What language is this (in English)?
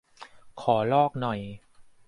Thai